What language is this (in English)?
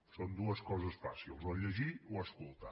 Catalan